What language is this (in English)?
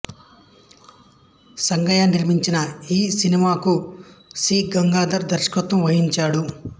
Telugu